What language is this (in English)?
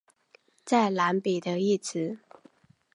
Chinese